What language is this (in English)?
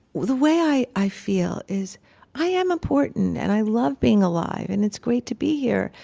English